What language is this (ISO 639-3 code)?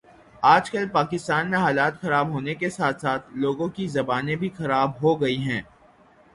urd